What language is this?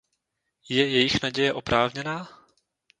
Czech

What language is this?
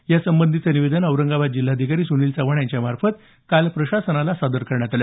Marathi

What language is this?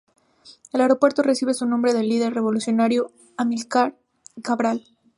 Spanish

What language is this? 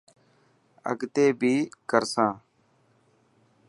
Dhatki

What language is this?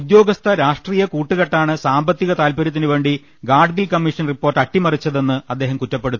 Malayalam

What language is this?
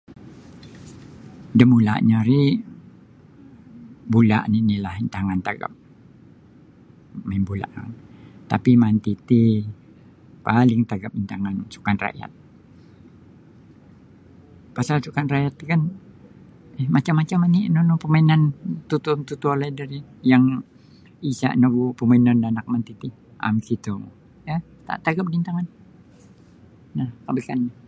Sabah Bisaya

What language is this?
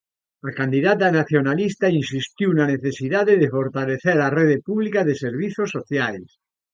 Galician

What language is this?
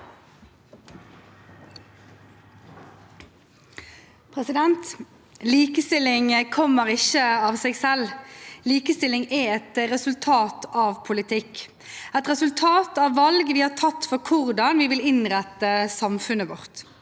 Norwegian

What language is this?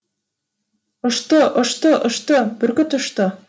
Kazakh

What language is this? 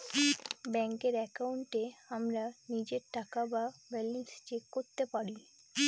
Bangla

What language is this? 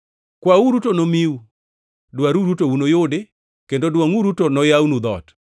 Luo (Kenya and Tanzania)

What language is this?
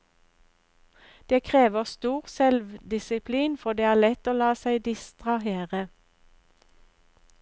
Norwegian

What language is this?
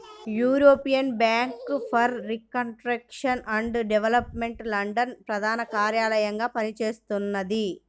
Telugu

